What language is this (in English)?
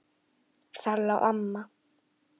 Icelandic